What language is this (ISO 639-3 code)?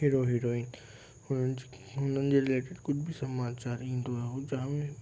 snd